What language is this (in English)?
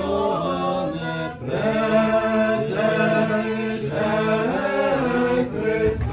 Romanian